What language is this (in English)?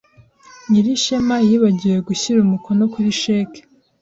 Kinyarwanda